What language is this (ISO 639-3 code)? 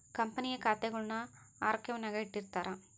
kan